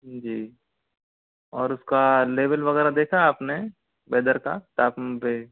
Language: Hindi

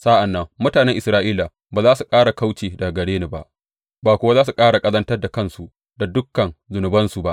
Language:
Hausa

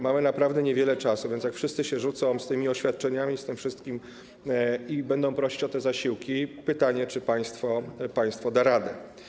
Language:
Polish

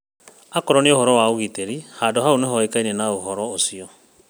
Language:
Kikuyu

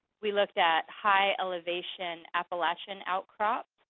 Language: English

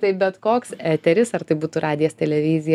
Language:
Lithuanian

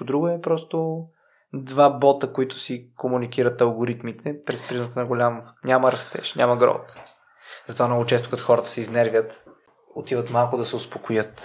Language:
Bulgarian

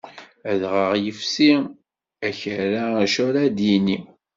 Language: Kabyle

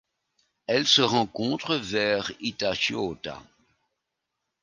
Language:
French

